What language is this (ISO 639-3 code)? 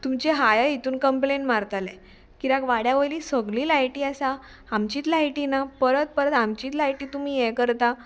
kok